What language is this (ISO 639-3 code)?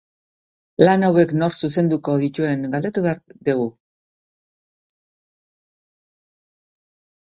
eus